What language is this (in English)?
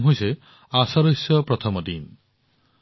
Assamese